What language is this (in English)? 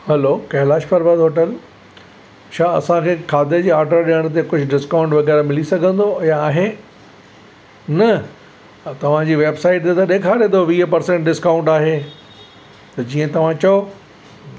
Sindhi